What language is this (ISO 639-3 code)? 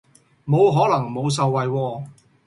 yue